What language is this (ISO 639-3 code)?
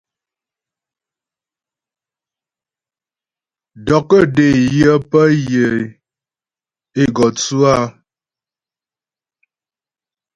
bbj